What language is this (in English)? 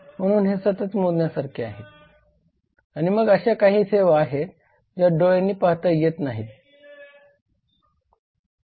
Marathi